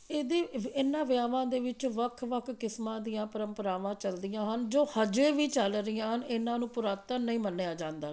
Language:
Punjabi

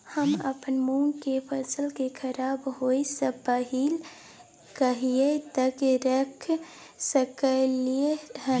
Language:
Maithili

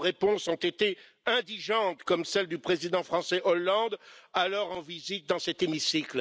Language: French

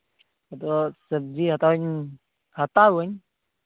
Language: Santali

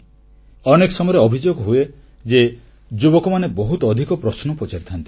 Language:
Odia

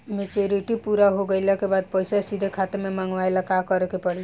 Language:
Bhojpuri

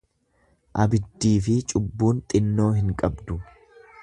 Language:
Oromo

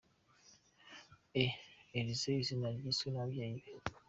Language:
Kinyarwanda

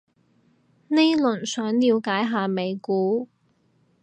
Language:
Cantonese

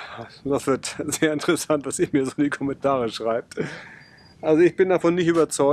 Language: German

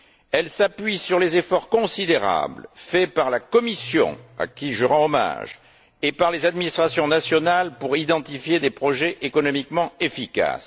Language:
French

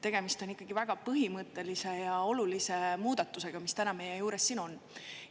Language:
Estonian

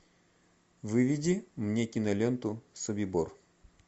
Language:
Russian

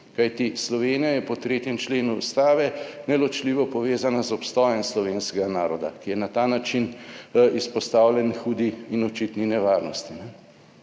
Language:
Slovenian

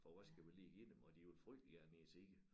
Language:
Danish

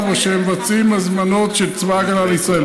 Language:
Hebrew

